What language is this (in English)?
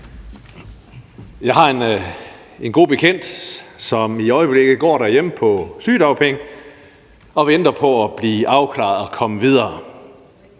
Danish